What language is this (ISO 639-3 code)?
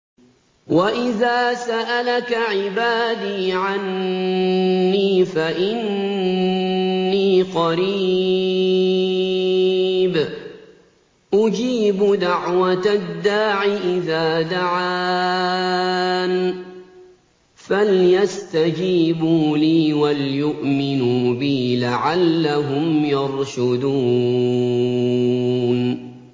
ara